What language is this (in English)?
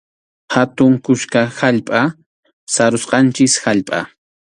Arequipa-La Unión Quechua